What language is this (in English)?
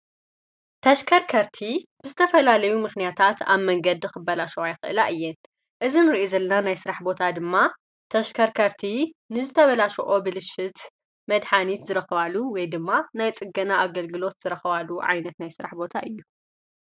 Tigrinya